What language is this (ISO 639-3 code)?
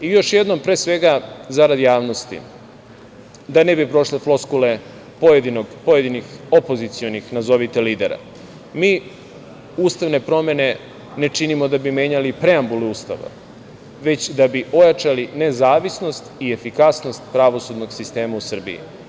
srp